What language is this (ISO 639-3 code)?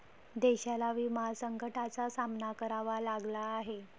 mar